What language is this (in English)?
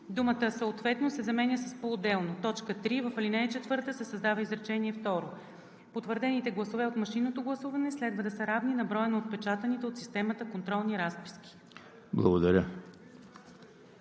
Bulgarian